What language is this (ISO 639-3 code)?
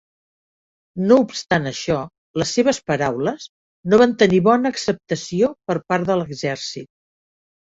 cat